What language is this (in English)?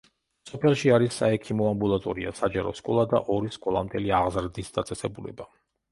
Georgian